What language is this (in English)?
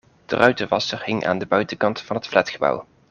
Dutch